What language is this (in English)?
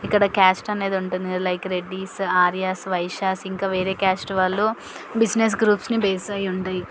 Telugu